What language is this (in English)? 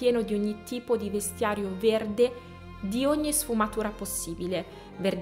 Italian